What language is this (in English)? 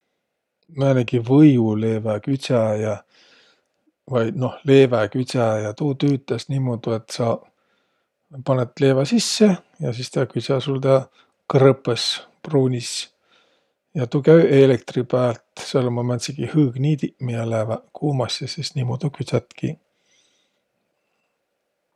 Võro